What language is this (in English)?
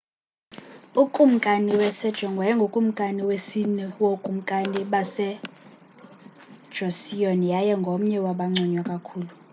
Xhosa